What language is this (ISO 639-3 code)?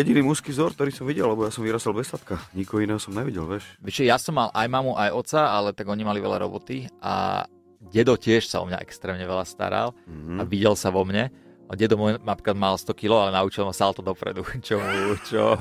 slk